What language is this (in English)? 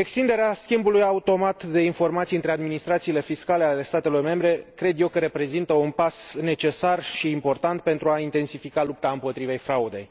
Romanian